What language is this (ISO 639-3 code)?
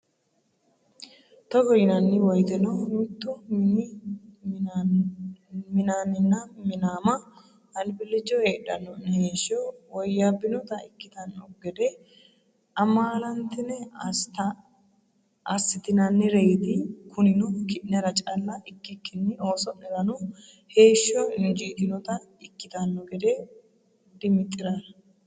sid